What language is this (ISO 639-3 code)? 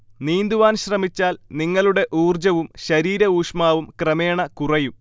mal